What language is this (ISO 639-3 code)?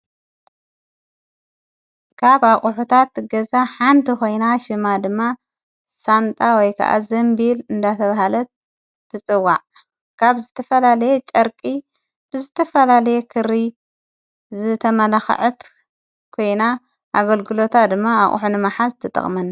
tir